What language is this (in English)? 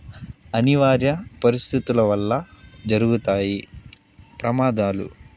Telugu